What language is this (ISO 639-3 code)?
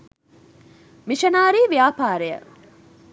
sin